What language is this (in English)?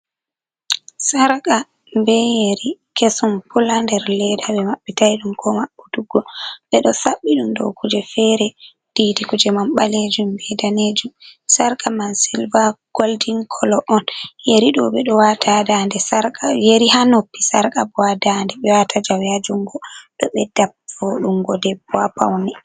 Fula